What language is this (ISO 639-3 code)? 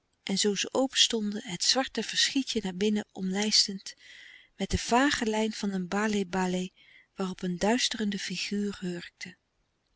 nld